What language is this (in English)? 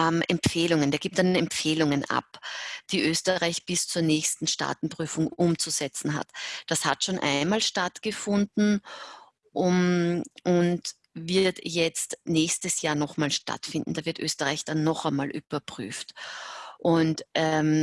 German